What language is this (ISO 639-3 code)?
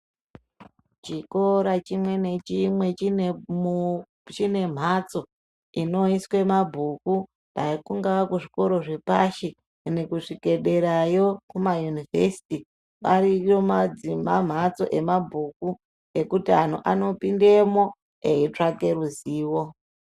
ndc